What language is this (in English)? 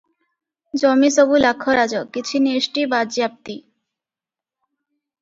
Odia